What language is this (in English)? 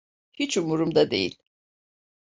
Turkish